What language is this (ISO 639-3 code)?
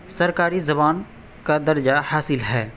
urd